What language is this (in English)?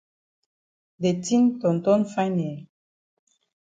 Cameroon Pidgin